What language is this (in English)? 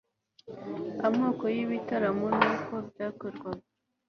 Kinyarwanda